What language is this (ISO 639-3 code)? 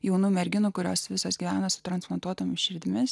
lit